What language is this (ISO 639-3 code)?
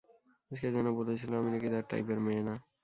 ben